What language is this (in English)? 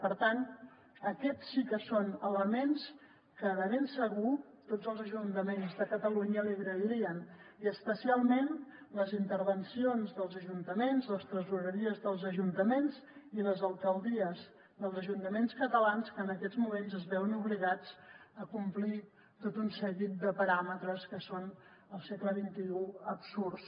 Catalan